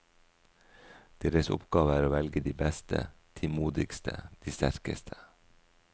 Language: Norwegian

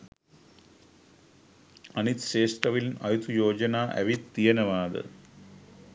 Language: Sinhala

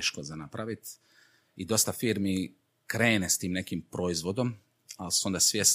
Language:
Croatian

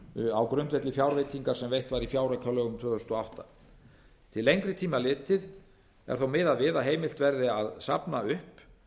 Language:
Icelandic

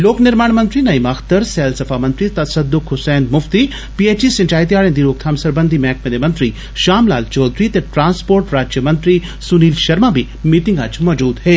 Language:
Dogri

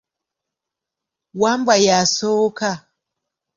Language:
Ganda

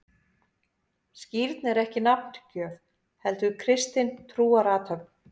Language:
Icelandic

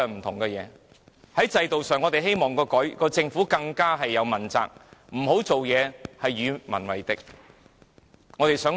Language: Cantonese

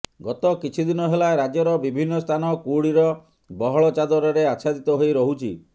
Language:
Odia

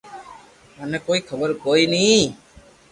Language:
Loarki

